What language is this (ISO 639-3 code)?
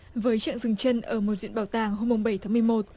vie